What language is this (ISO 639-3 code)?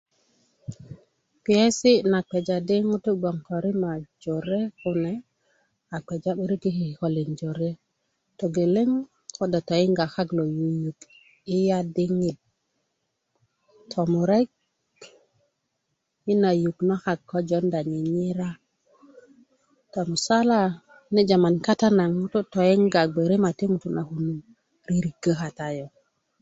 ukv